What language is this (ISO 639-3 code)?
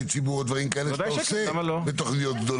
heb